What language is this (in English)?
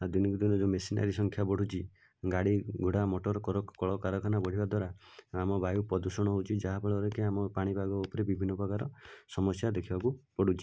Odia